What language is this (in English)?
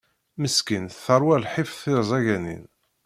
Kabyle